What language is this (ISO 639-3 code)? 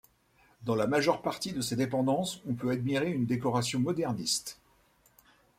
fra